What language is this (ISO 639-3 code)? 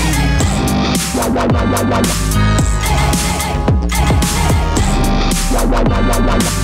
eng